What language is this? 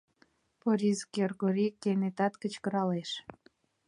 Mari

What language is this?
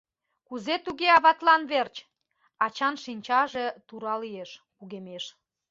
Mari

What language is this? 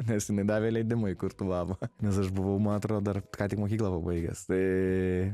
Lithuanian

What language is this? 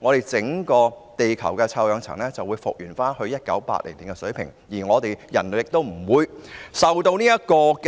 Cantonese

